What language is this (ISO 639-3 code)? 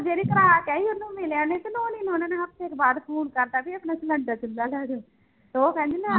pan